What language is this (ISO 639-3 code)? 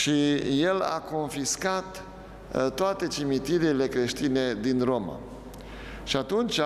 ron